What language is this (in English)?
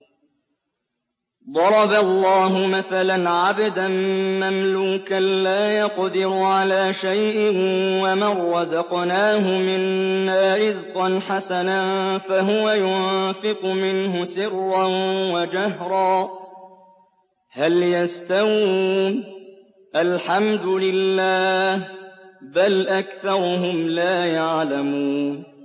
Arabic